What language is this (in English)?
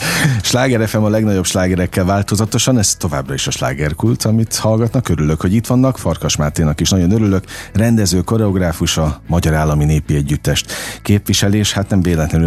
Hungarian